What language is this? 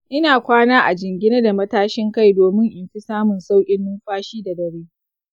Hausa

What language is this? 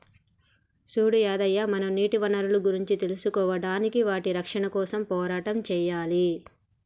Telugu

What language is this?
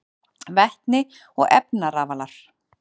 Icelandic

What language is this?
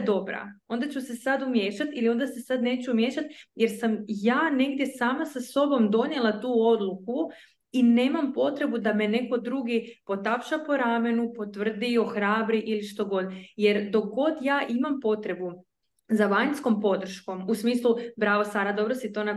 Croatian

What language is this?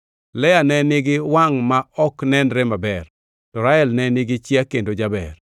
Luo (Kenya and Tanzania)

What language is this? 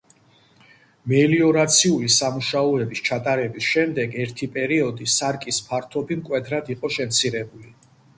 Georgian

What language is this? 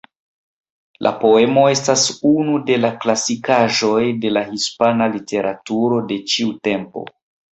Esperanto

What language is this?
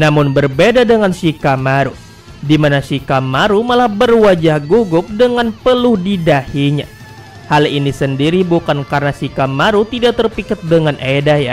Indonesian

